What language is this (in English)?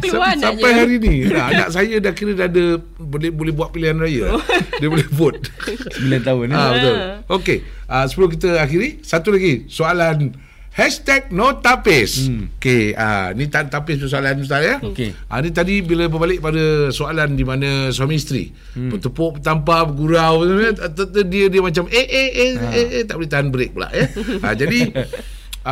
Malay